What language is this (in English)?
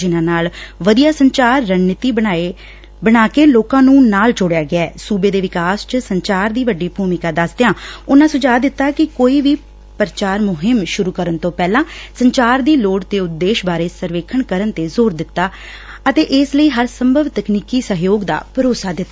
Punjabi